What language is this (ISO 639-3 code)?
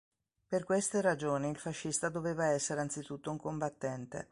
ita